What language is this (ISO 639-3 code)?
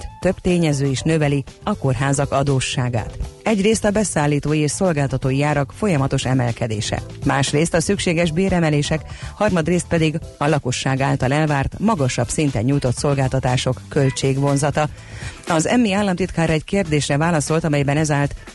hun